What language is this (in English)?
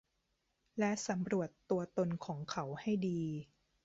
Thai